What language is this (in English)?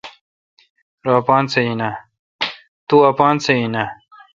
Kalkoti